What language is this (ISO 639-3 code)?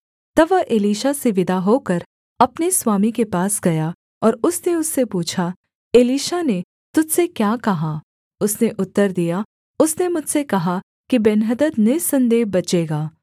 hin